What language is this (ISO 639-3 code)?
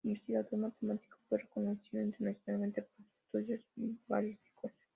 spa